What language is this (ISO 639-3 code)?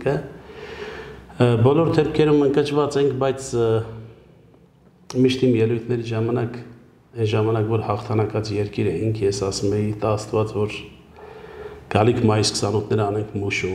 tur